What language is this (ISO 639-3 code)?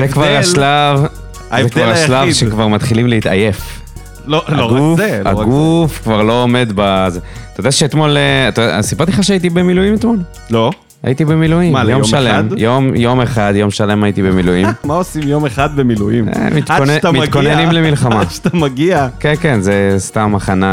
heb